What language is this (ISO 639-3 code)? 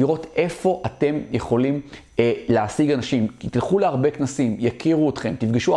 heb